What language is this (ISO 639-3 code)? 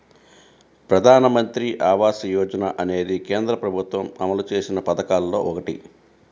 tel